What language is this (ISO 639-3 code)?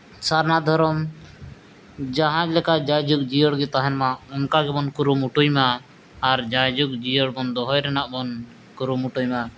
sat